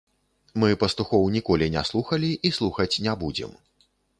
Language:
Belarusian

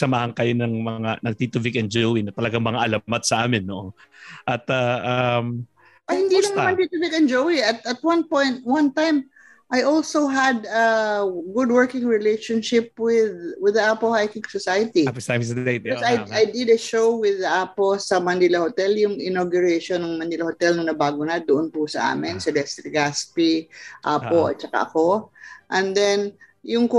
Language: Filipino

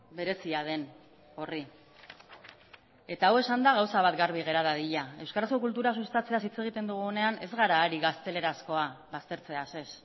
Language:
Basque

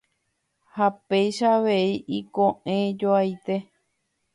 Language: Guarani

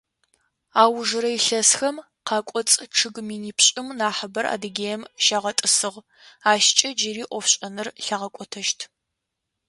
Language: Adyghe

